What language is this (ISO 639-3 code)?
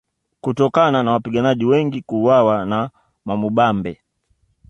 swa